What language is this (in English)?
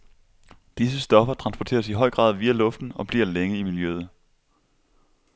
Danish